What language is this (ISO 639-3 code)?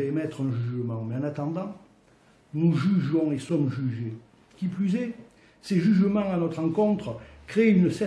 fra